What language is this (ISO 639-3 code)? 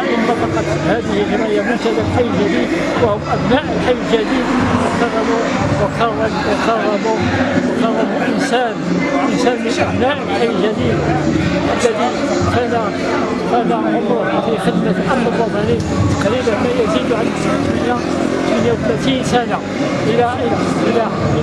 ara